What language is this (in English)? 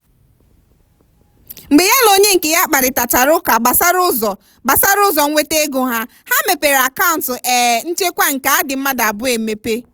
Igbo